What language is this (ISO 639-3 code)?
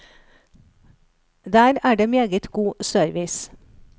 nor